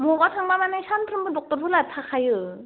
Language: Bodo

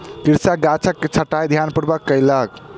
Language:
Maithili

